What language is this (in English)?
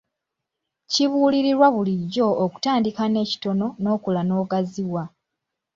Ganda